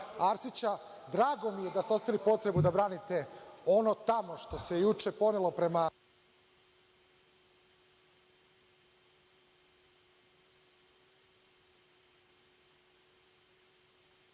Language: Serbian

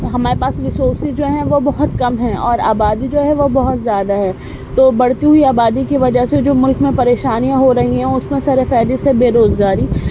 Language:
Urdu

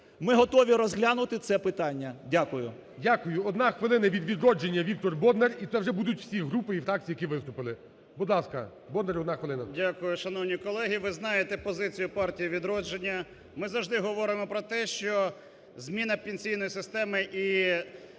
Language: Ukrainian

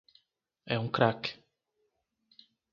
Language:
Portuguese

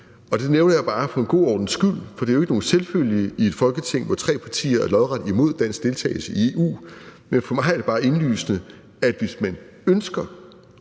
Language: Danish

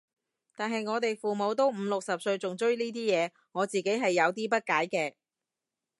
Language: Cantonese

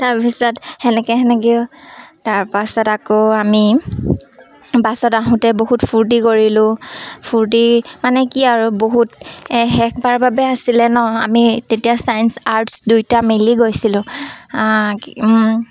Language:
Assamese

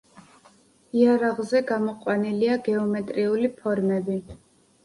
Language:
Georgian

